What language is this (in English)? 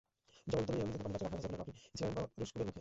Bangla